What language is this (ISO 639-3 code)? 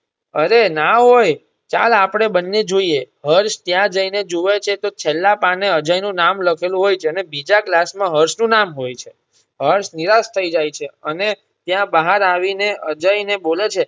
guj